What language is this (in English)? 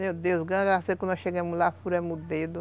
Portuguese